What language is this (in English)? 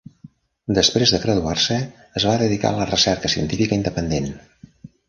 Catalan